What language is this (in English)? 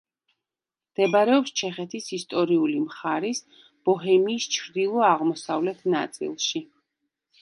Georgian